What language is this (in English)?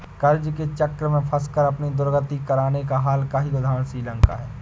Hindi